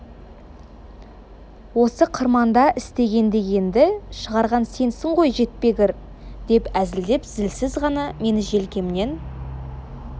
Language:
Kazakh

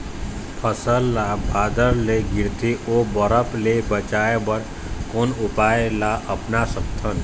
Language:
Chhattisgarhi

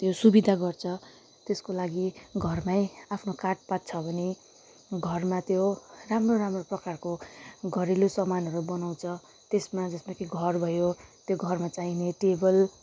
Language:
Nepali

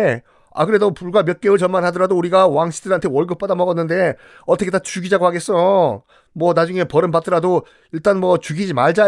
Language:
Korean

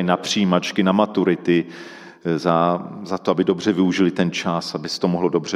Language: Czech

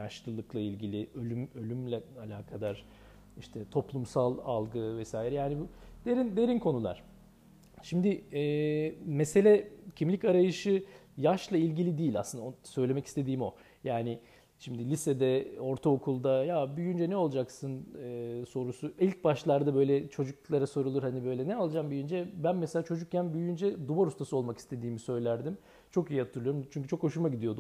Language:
Turkish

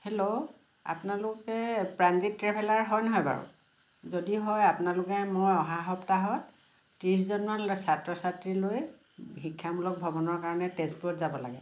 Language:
Assamese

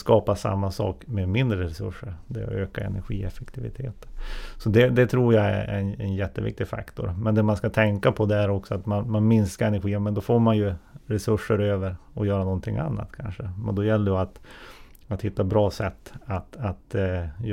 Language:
Swedish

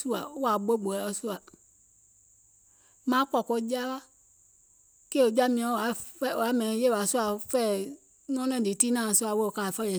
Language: Gola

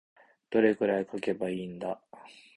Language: Japanese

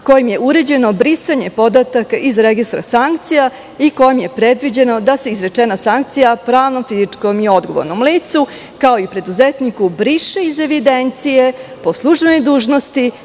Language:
Serbian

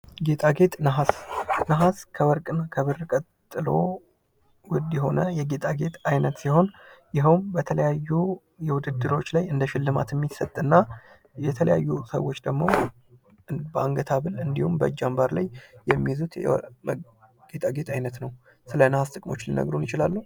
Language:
Amharic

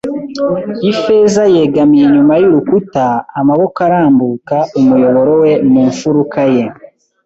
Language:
Kinyarwanda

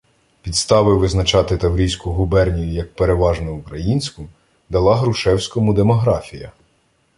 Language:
Ukrainian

